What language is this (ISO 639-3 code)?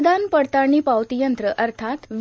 mar